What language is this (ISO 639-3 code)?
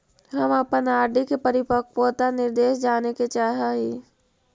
mag